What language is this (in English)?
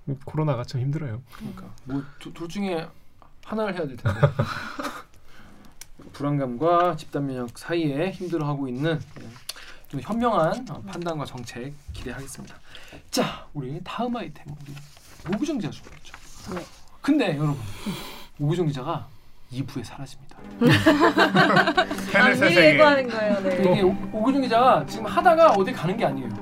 Korean